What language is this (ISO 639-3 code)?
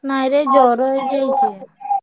ori